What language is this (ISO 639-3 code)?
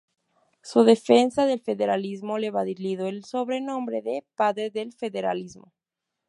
spa